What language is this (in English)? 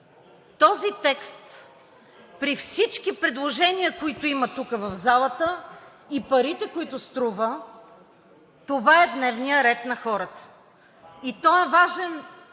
Bulgarian